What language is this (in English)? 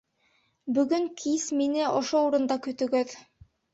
Bashkir